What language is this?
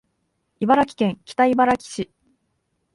Japanese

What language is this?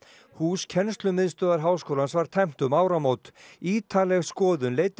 Icelandic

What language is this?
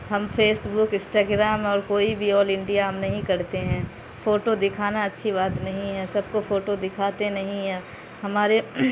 Urdu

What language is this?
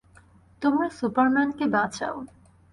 Bangla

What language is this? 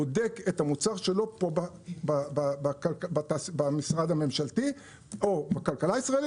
Hebrew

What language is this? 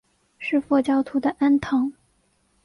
Chinese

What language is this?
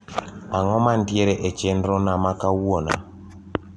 Luo (Kenya and Tanzania)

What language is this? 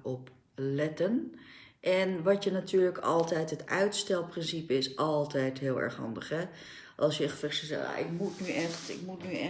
Dutch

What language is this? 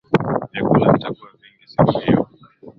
Swahili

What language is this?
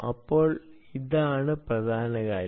Malayalam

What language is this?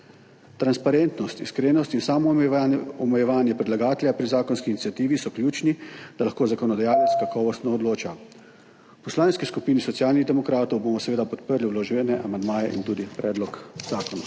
Slovenian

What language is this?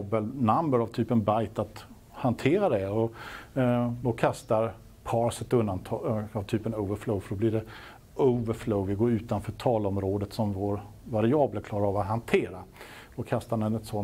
Swedish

